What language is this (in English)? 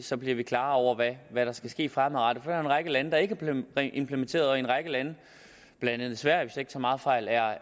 Danish